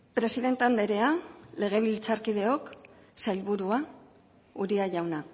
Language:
Basque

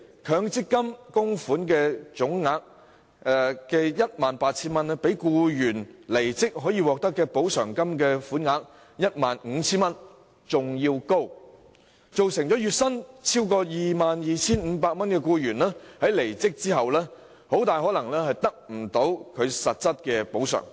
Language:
Cantonese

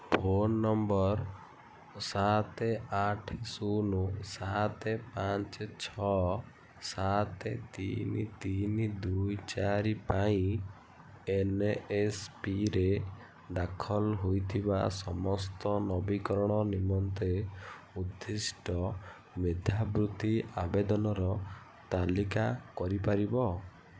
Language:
Odia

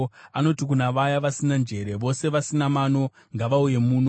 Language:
Shona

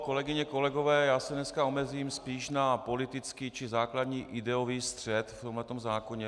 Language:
Czech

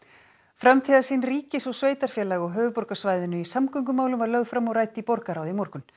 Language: Icelandic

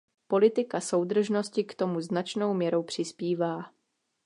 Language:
Czech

